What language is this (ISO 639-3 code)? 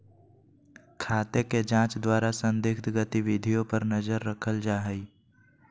mag